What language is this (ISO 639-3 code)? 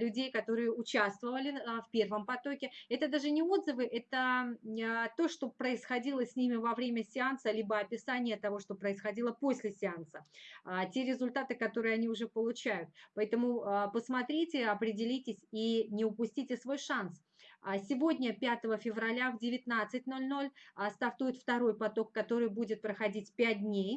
rus